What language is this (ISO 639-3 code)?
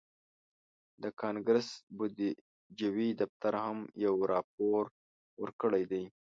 pus